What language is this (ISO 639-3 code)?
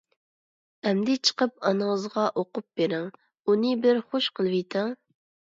uig